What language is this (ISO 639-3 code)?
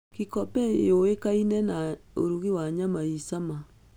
kik